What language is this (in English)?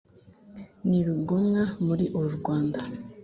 Kinyarwanda